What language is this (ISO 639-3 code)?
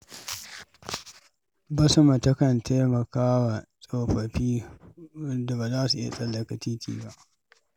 hau